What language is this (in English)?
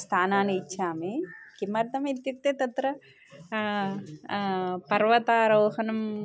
Sanskrit